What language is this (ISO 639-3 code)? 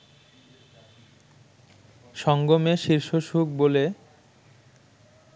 ben